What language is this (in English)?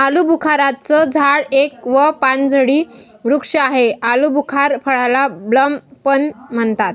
Marathi